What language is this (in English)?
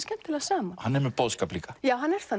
Icelandic